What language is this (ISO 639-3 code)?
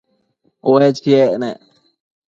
mcf